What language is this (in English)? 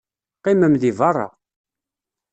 Kabyle